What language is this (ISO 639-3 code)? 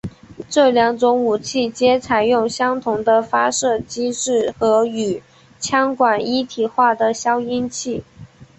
zho